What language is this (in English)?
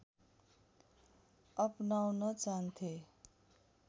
Nepali